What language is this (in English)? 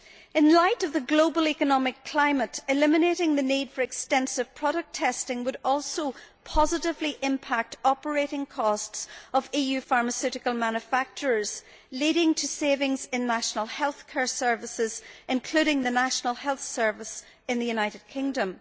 English